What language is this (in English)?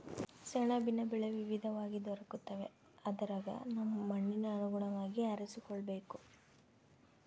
Kannada